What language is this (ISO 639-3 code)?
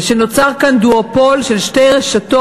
heb